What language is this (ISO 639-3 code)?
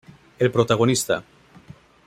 spa